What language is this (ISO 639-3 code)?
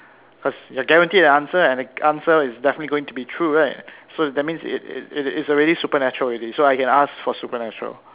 eng